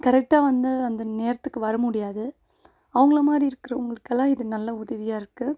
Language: Tamil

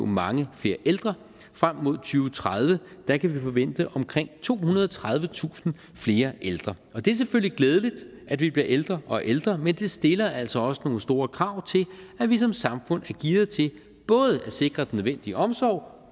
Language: Danish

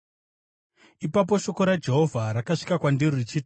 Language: Shona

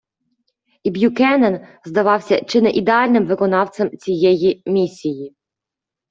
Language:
Ukrainian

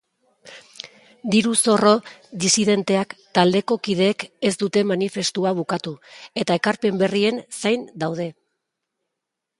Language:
Basque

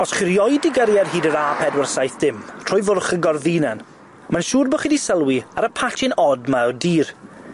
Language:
Welsh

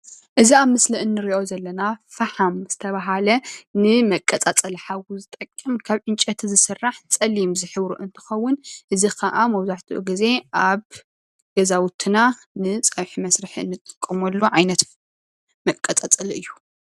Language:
Tigrinya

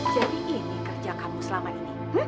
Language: Indonesian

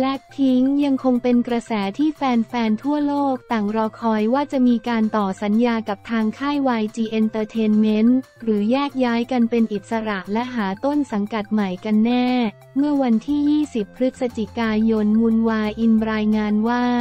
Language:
Thai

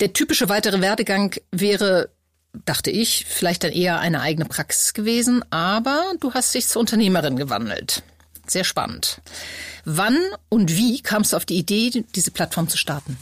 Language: German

